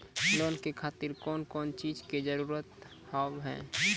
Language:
Maithili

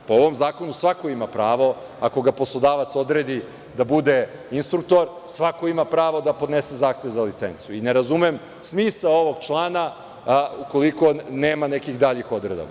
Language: Serbian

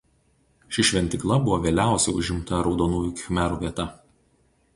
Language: Lithuanian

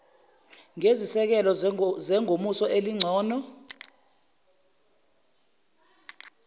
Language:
Zulu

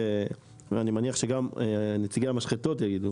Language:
Hebrew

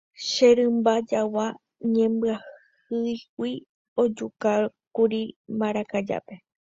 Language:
Guarani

